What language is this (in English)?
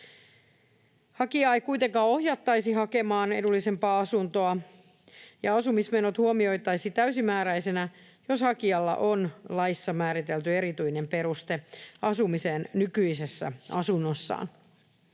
Finnish